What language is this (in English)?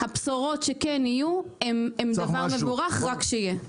Hebrew